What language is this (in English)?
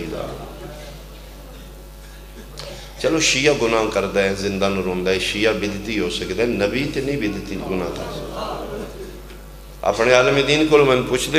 Arabic